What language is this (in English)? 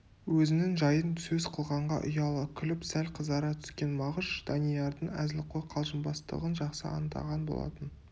Kazakh